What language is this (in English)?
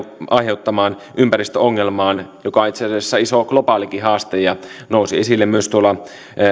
Finnish